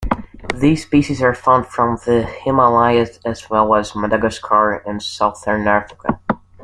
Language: English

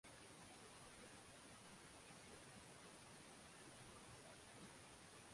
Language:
Swahili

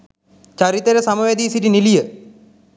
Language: Sinhala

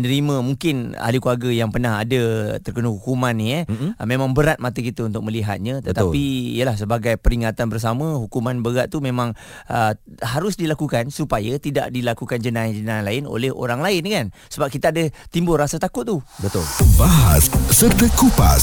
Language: Malay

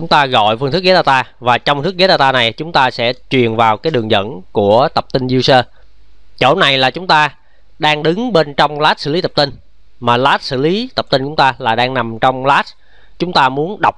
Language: Vietnamese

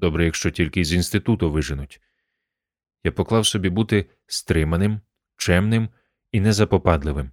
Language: Ukrainian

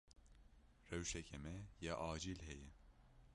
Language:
Kurdish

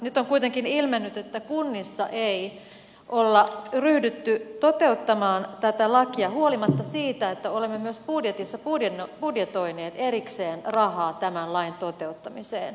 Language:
Finnish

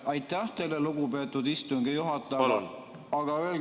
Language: Estonian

